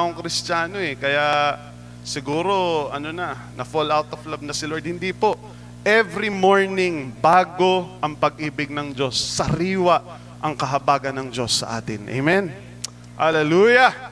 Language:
Filipino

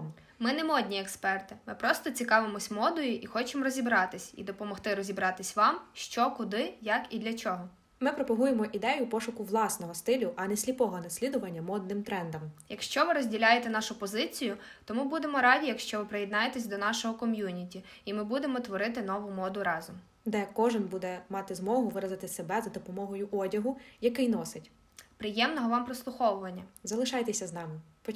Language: Ukrainian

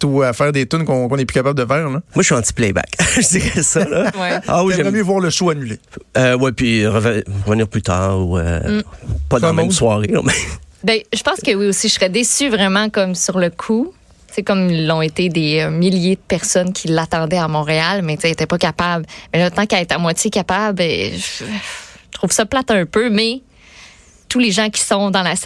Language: French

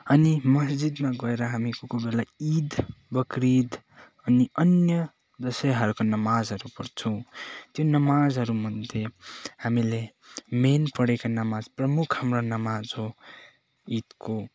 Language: Nepali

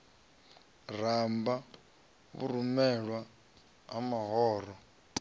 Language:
Venda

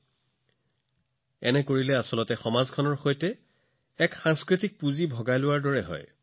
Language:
Assamese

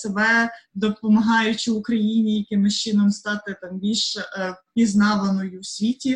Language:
Ukrainian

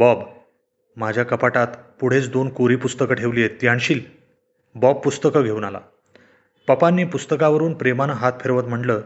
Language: Marathi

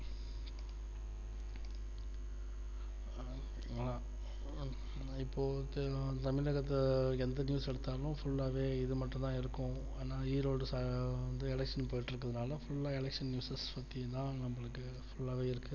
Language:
Tamil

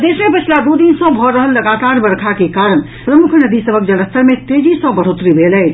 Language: Maithili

